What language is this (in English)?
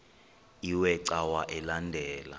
Xhosa